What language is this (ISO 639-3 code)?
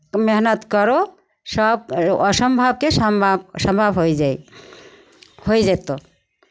mai